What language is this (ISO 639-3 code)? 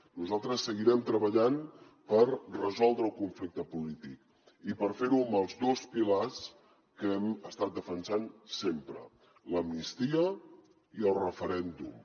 cat